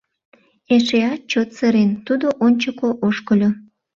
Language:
Mari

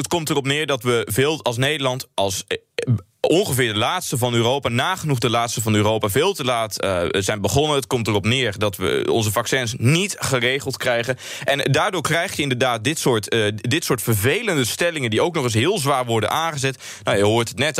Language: Dutch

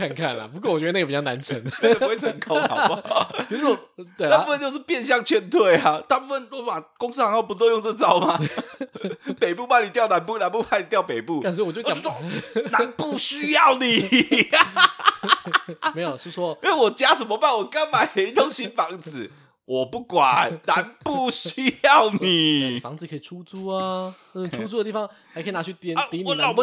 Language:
Chinese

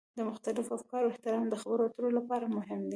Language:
Pashto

